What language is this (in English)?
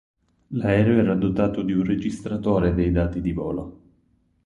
Italian